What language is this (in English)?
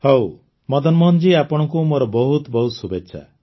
Odia